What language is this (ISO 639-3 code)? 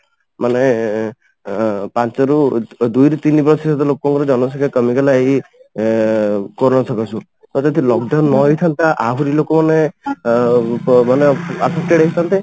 ori